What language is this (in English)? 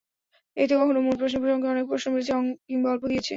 Bangla